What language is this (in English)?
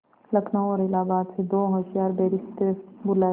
Hindi